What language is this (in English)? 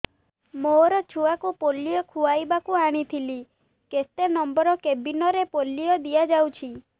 Odia